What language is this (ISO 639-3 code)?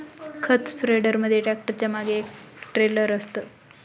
mar